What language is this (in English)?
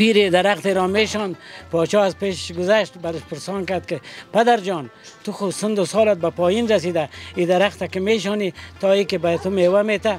Persian